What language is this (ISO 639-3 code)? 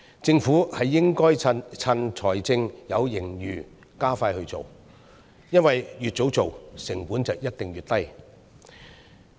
yue